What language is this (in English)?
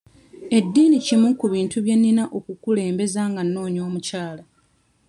Ganda